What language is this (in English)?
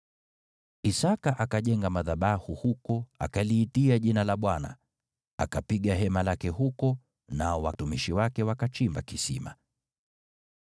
Swahili